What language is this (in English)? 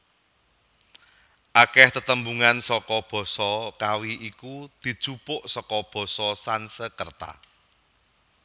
Javanese